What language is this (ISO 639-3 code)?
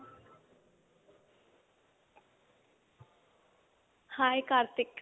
pan